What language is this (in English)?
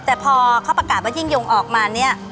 Thai